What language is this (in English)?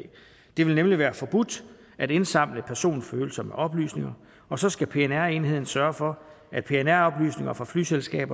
Danish